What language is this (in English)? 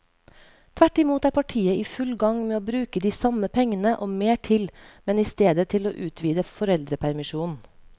Norwegian